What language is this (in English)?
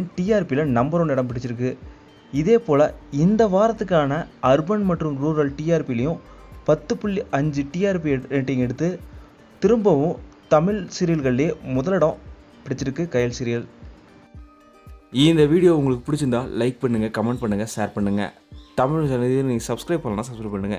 Romanian